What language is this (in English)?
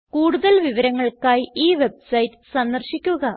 Malayalam